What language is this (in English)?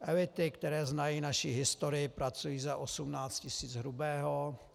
Czech